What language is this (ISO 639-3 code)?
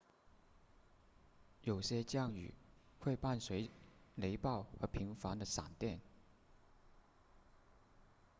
zho